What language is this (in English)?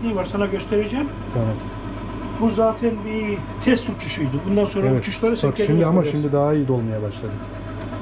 Turkish